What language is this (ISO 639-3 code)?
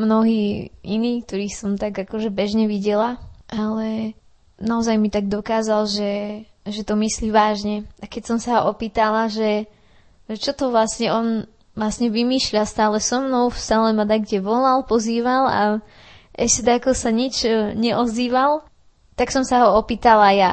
slk